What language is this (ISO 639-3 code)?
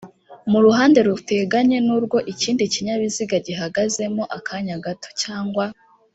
kin